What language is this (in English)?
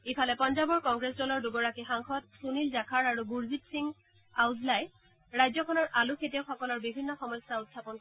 Assamese